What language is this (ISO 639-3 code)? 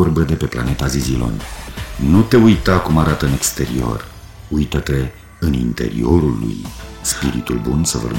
ron